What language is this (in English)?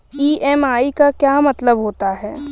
Hindi